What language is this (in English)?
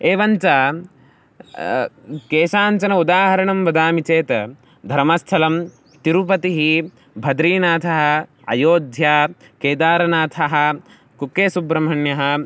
Sanskrit